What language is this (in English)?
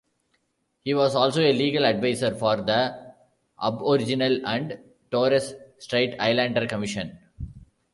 English